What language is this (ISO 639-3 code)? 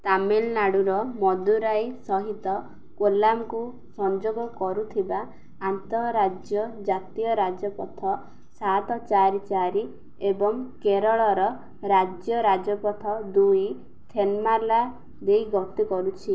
ori